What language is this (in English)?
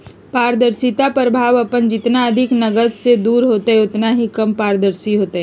Magahi